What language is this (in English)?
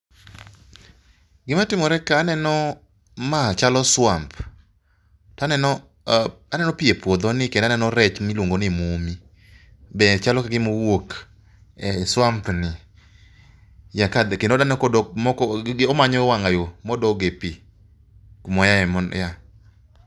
Luo (Kenya and Tanzania)